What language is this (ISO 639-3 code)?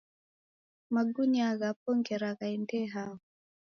dav